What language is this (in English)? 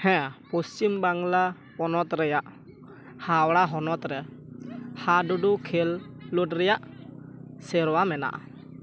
Santali